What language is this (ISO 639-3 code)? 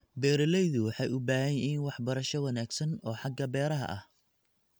som